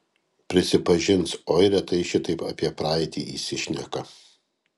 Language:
Lithuanian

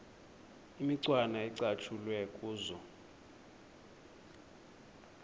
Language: Xhosa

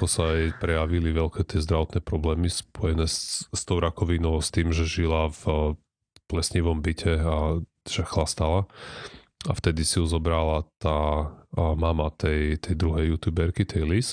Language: Slovak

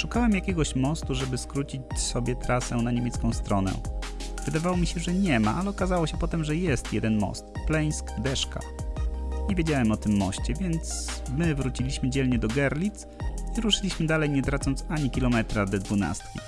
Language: Polish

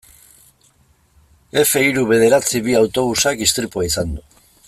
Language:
Basque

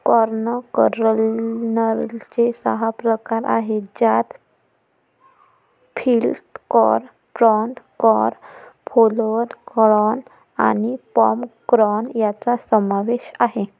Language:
Marathi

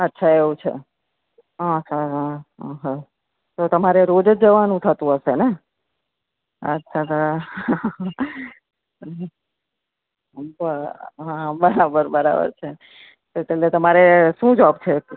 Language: Gujarati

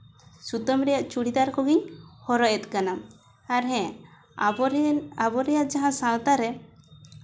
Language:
Santali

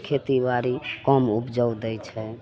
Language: Maithili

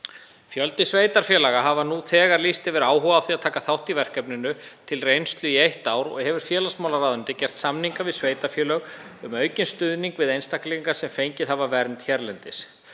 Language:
Icelandic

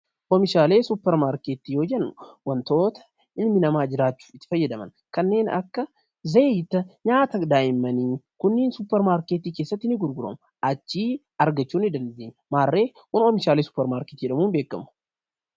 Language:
Oromo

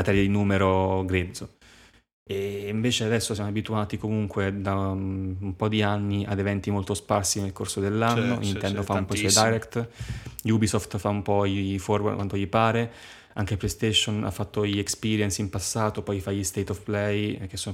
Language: Italian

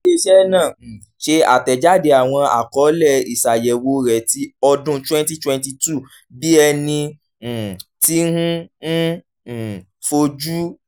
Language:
Yoruba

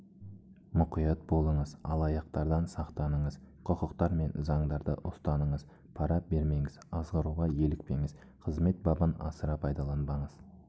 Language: Kazakh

